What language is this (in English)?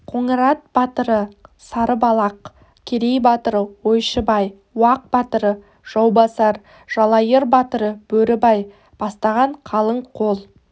Kazakh